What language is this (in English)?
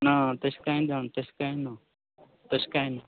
Konkani